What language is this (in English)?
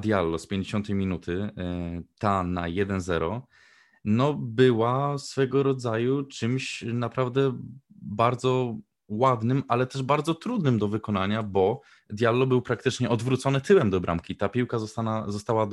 Polish